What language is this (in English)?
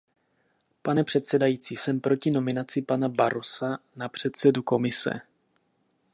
Czech